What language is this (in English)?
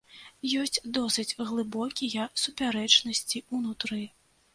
Belarusian